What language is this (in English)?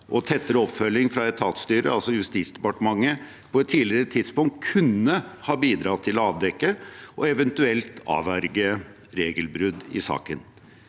Norwegian